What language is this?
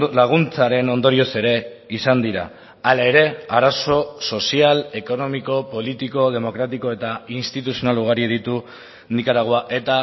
Basque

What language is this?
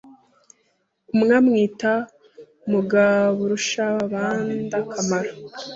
Kinyarwanda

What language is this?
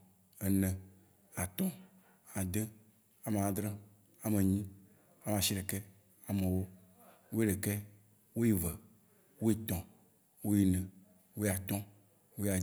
Waci Gbe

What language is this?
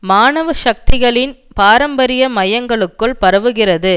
Tamil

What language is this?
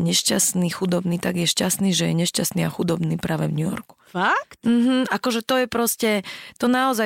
Slovak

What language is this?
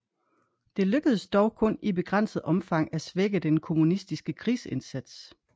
Danish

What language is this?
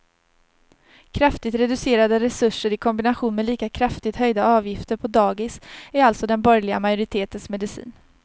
Swedish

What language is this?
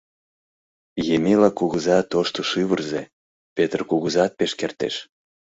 Mari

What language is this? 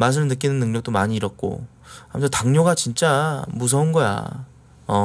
Korean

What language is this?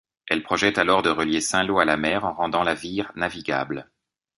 French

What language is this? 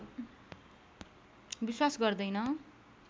Nepali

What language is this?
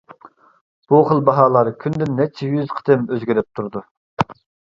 Uyghur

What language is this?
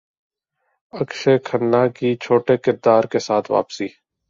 Urdu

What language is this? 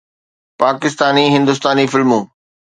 Sindhi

